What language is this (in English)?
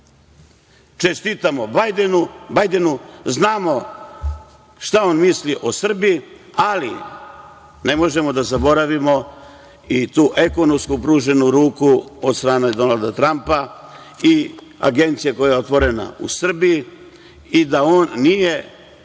Serbian